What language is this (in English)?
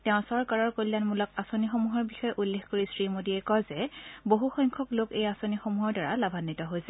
Assamese